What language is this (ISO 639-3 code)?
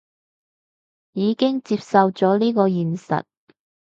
yue